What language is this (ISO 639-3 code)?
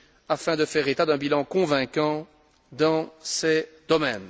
fra